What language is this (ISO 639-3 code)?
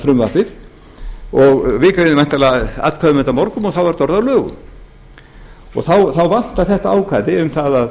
isl